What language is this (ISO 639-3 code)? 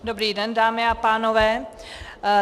ces